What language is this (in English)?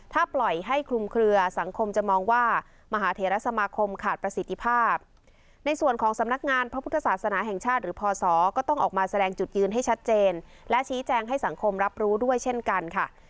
Thai